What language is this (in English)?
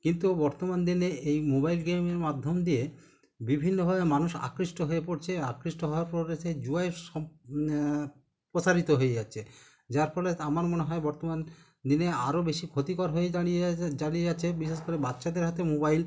Bangla